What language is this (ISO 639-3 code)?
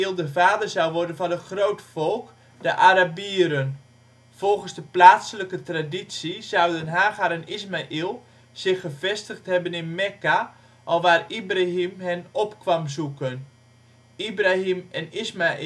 nld